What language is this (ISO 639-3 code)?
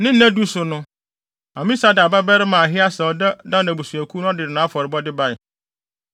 aka